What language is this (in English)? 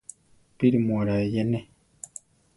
Central Tarahumara